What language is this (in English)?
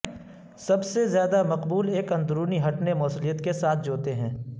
Urdu